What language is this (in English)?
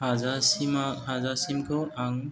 Bodo